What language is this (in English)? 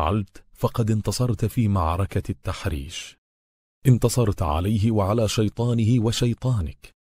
Arabic